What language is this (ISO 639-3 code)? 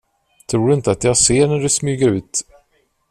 swe